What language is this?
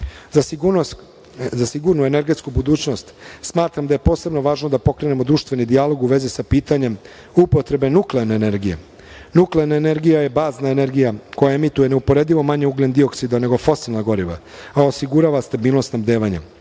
Serbian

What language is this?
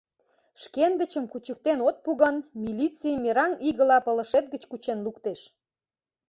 Mari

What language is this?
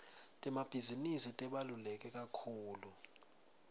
Swati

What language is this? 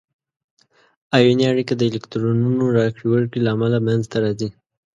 Pashto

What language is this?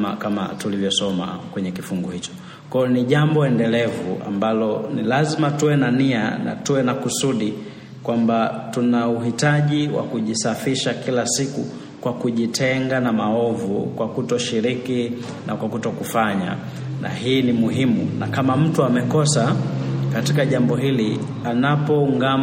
Swahili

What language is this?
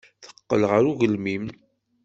Kabyle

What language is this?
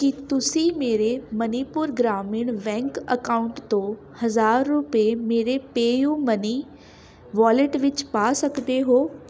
Punjabi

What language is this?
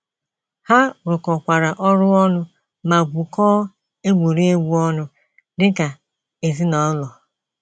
Igbo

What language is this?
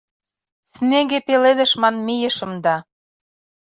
Mari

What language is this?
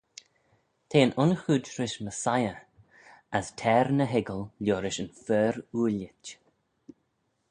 Manx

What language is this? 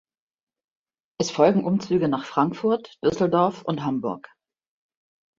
German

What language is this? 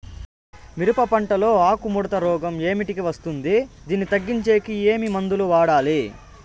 Telugu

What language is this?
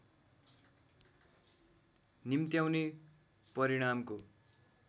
Nepali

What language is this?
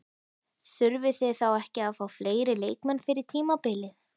Icelandic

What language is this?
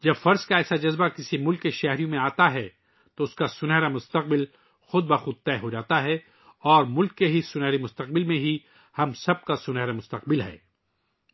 Urdu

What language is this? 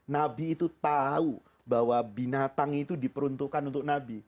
Indonesian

